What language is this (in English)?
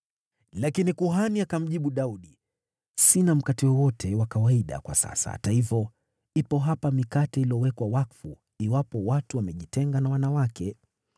Swahili